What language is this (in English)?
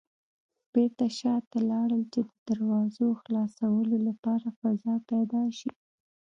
Pashto